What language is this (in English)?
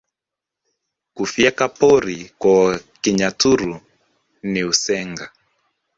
Swahili